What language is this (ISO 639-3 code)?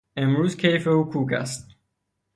fas